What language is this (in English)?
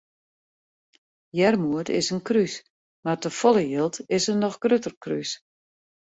Western Frisian